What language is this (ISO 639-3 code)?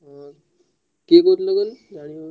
ori